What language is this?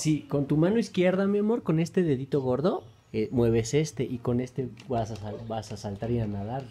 Spanish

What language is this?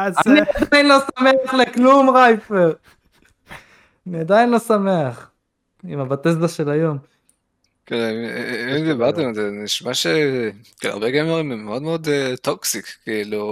Hebrew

